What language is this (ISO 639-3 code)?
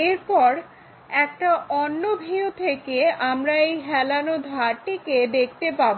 ben